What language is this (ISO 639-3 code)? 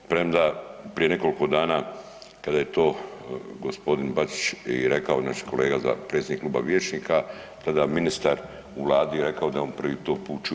hrv